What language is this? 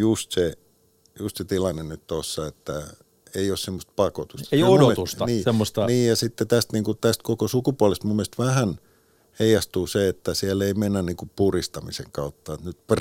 Finnish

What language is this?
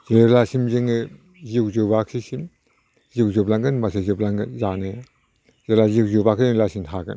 Bodo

